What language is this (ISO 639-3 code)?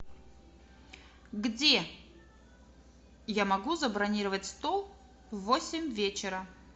rus